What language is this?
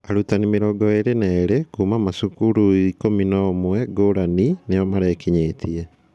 Kikuyu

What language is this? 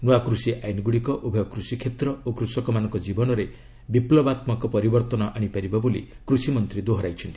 Odia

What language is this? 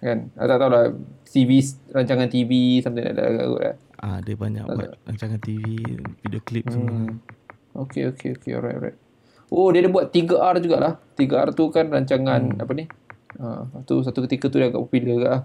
Malay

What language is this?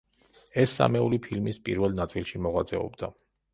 Georgian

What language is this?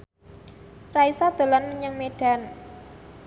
Javanese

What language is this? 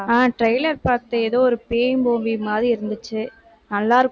Tamil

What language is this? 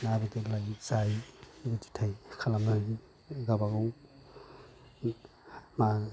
Bodo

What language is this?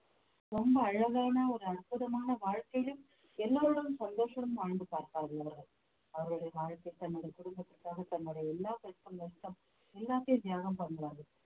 Tamil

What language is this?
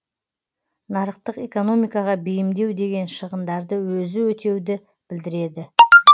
Kazakh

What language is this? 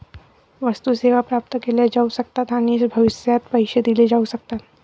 Marathi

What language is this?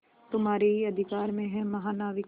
Hindi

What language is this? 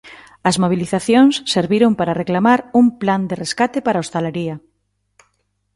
Galician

